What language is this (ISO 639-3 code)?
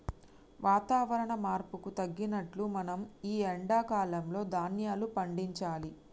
tel